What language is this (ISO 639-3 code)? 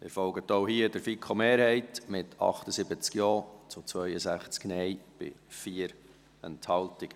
gsw